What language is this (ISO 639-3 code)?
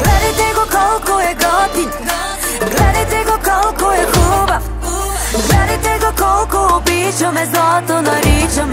ron